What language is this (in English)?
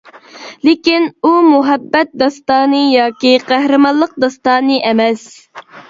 Uyghur